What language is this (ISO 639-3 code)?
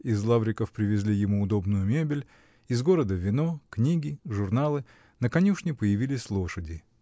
rus